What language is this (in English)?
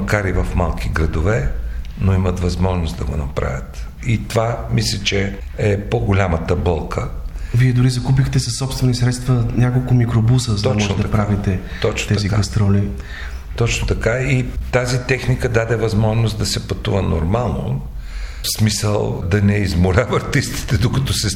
Bulgarian